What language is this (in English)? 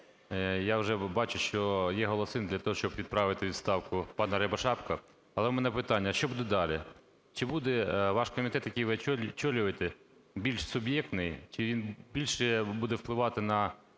Ukrainian